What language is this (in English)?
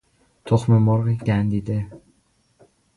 Persian